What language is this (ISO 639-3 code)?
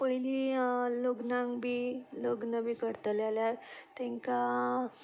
kok